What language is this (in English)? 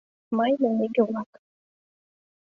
Mari